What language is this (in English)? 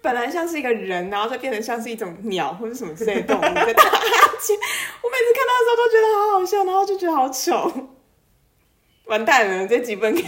Chinese